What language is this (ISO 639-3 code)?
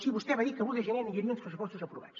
cat